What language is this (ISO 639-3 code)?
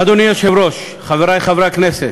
heb